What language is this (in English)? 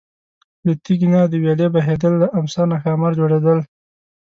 Pashto